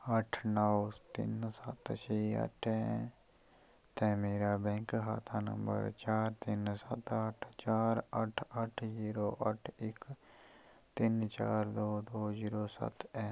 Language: Dogri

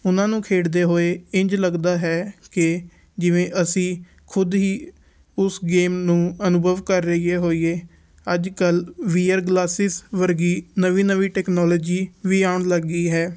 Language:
Punjabi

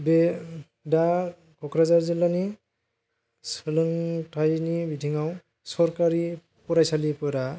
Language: Bodo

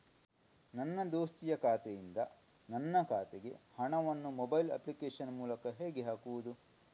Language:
Kannada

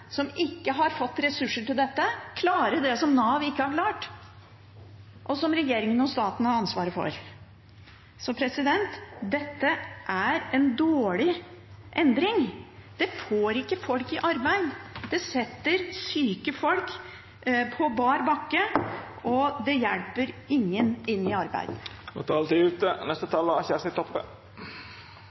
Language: Norwegian Bokmål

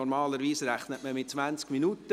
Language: Swiss German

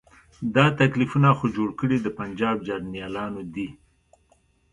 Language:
Pashto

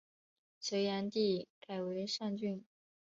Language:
Chinese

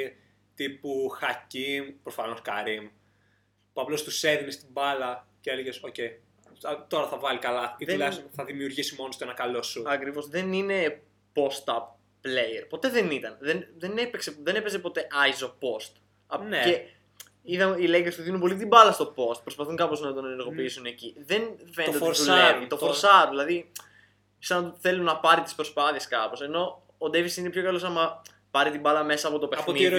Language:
Greek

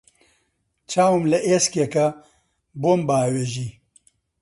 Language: Central Kurdish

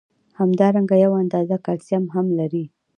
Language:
Pashto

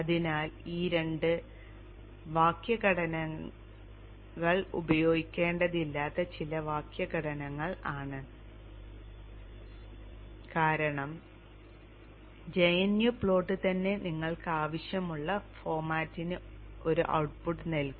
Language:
Malayalam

